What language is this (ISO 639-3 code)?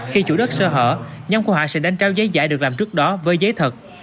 vie